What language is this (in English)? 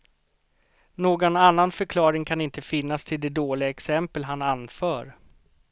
Swedish